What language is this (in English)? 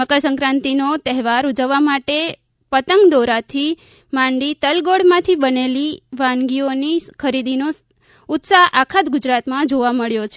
Gujarati